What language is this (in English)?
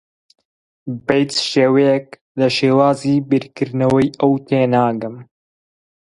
Central Kurdish